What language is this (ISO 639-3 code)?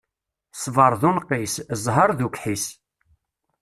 kab